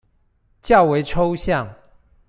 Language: Chinese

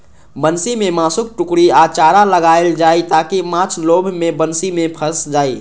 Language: Maithili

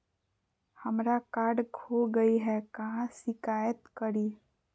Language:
Magahi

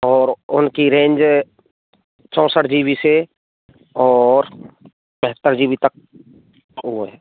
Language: Hindi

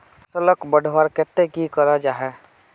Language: Magahi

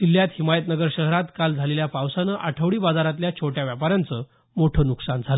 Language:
Marathi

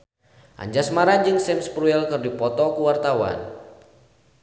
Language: Sundanese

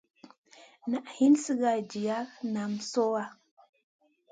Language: Masana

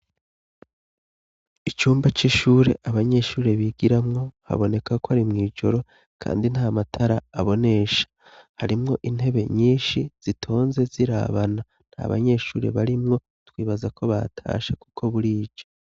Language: Rundi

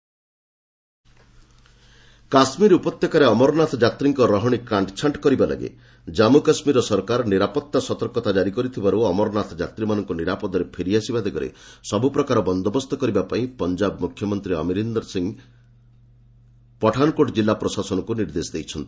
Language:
Odia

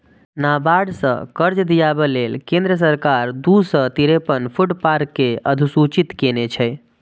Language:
Maithili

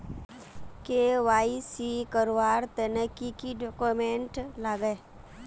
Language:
Magahi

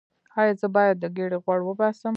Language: Pashto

